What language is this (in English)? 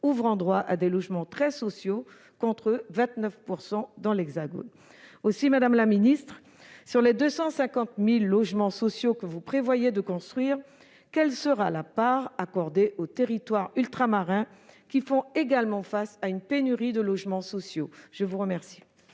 French